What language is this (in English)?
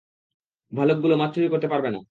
Bangla